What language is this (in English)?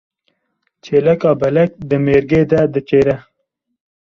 Kurdish